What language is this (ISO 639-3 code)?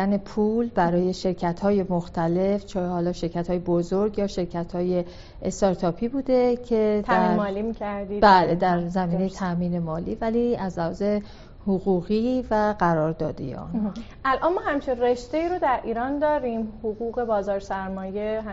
fas